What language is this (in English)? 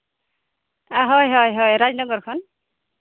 Santali